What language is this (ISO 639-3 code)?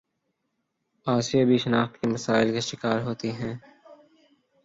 urd